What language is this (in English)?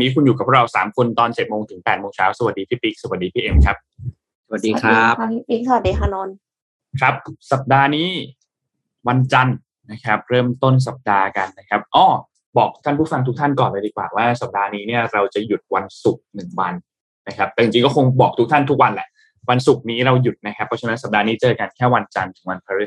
Thai